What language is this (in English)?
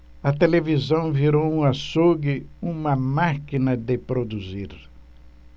Portuguese